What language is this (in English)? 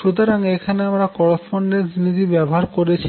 Bangla